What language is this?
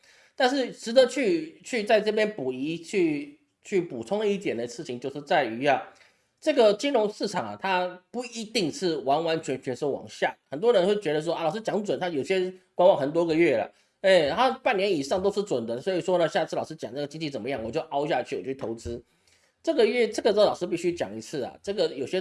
Chinese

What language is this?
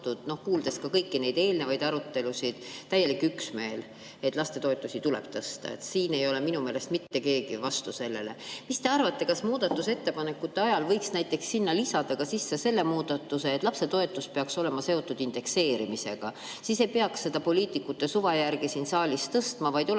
Estonian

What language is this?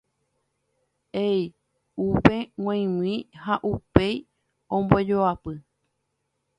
Guarani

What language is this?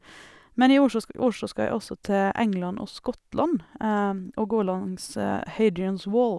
Norwegian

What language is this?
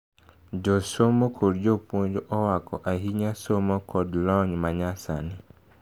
Luo (Kenya and Tanzania)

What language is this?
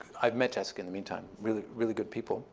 English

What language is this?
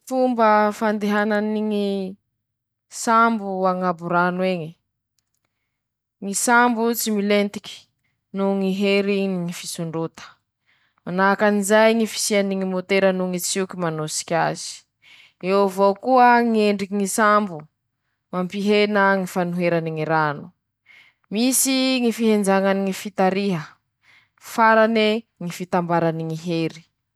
Masikoro Malagasy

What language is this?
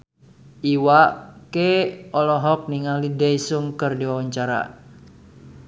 Sundanese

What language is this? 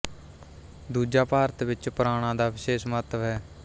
Punjabi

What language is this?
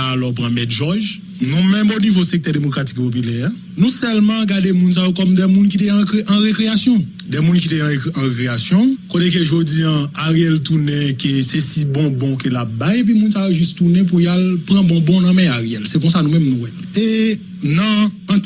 French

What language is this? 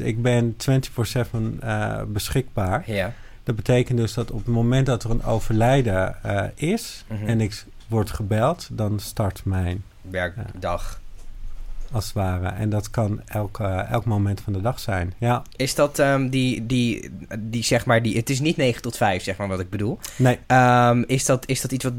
Dutch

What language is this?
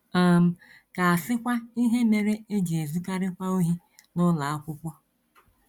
Igbo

